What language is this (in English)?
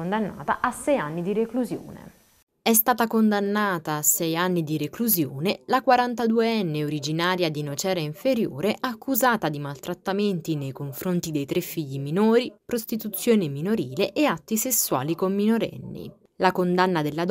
Italian